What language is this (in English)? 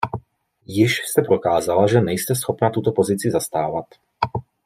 Czech